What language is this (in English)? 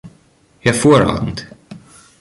German